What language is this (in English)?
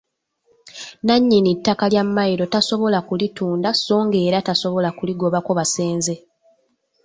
Ganda